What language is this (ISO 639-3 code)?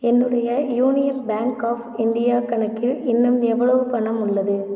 tam